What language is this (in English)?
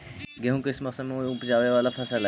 Magahi